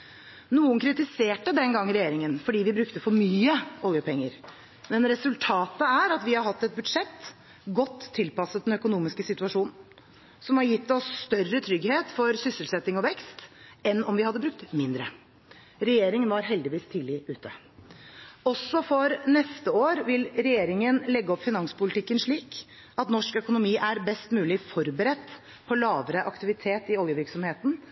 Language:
Norwegian Bokmål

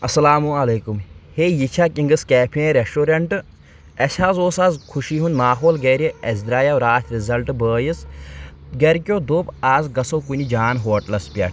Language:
Kashmiri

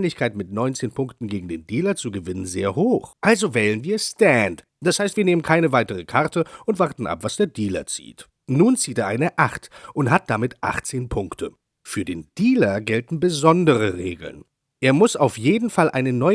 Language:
German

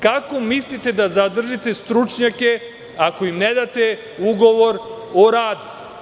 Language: Serbian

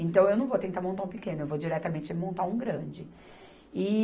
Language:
Portuguese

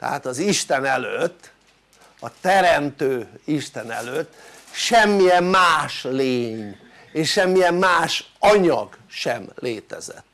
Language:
Hungarian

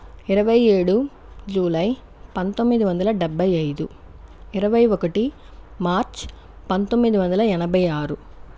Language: Telugu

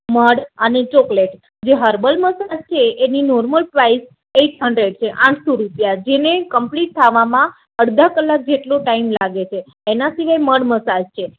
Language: Gujarati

